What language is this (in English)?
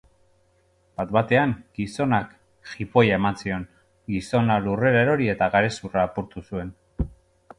Basque